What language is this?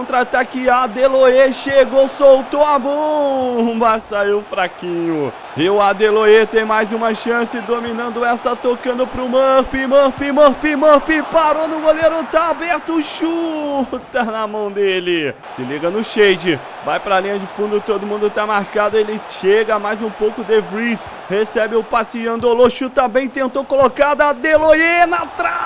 Portuguese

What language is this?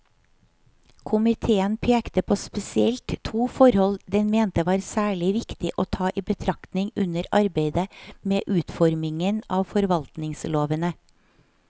Norwegian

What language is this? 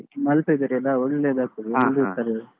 Kannada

